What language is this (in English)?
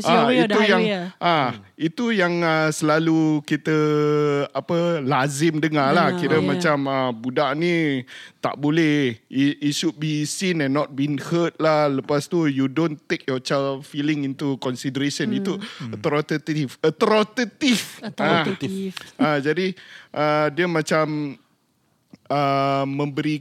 Malay